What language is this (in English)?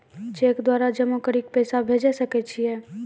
Maithili